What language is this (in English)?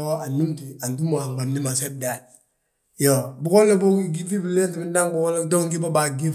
Balanta-Ganja